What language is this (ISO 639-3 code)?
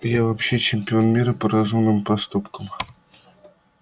rus